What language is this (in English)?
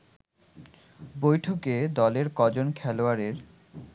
Bangla